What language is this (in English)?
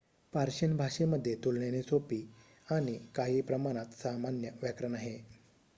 Marathi